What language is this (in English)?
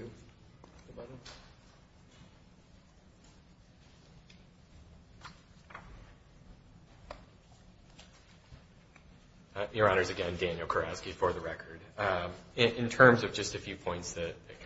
English